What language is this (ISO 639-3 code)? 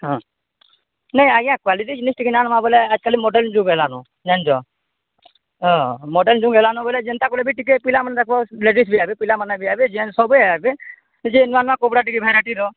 ori